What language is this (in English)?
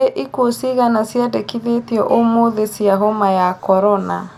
Kikuyu